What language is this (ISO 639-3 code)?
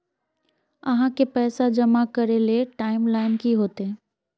mag